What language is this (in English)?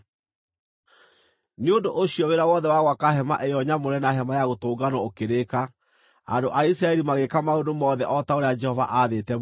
Kikuyu